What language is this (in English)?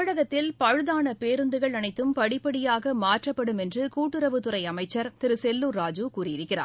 Tamil